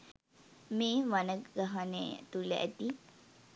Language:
Sinhala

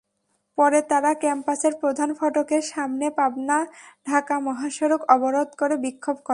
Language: Bangla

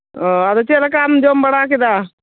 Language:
Santali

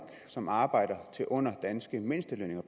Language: Danish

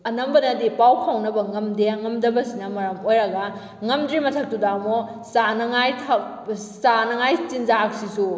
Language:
Manipuri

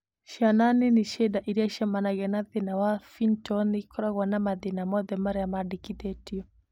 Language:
Kikuyu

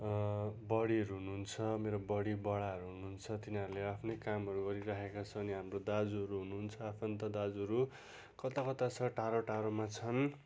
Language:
Nepali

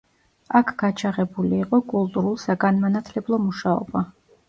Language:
Georgian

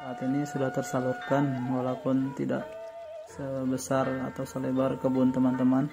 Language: Indonesian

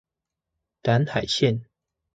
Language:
Chinese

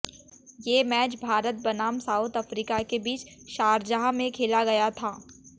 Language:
Hindi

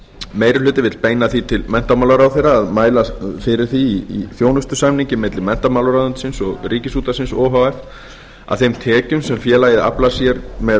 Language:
Icelandic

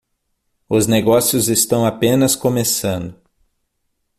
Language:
Portuguese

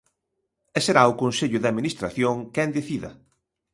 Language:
Galician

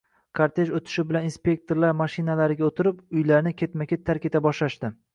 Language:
Uzbek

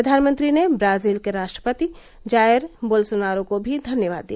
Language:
Hindi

